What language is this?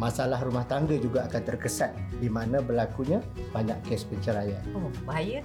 Malay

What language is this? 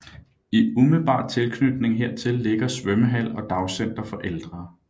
Danish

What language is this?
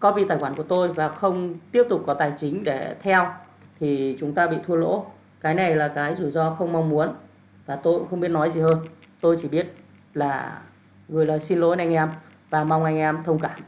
Vietnamese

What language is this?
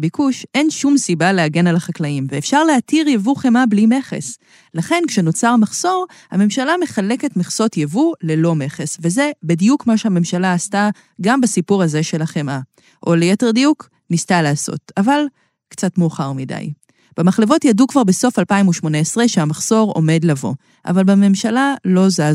Hebrew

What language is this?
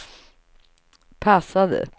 Swedish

